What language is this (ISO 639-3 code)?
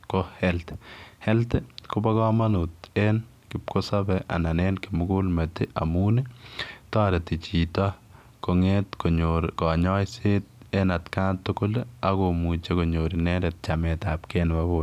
kln